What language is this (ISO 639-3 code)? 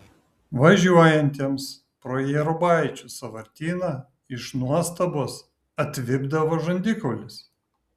lit